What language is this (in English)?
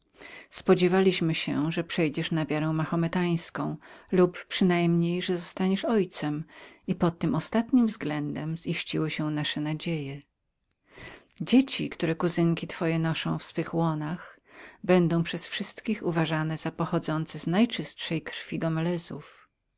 Polish